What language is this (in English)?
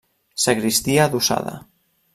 Catalan